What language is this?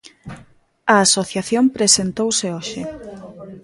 Galician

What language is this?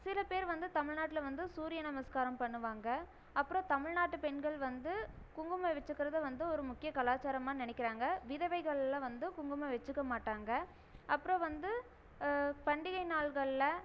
Tamil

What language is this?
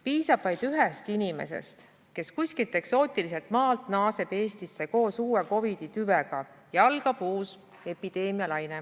Estonian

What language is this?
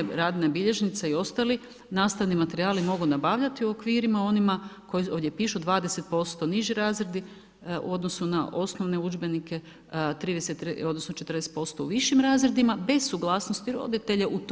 Croatian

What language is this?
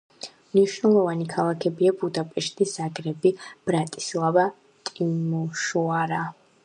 Georgian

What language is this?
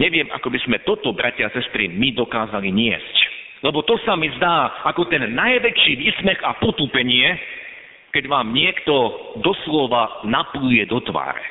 Slovak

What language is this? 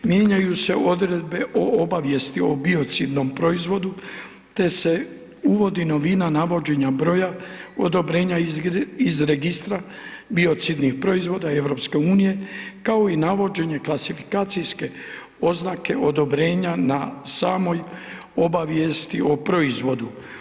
Croatian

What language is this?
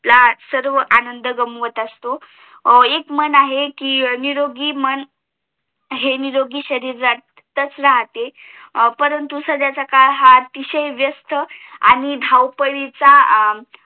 Marathi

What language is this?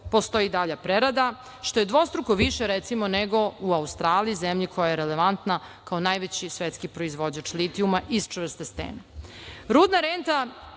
Serbian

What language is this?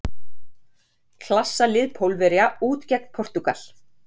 Icelandic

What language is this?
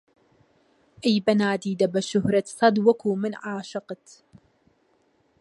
Central Kurdish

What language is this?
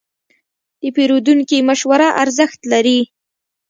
Pashto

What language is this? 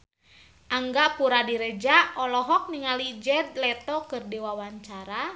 Sundanese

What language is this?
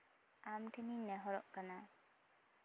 Santali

